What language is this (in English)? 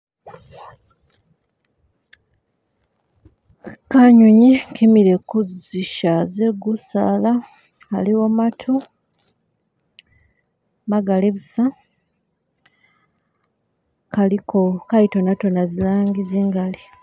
Masaaba